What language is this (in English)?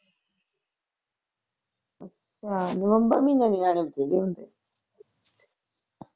Punjabi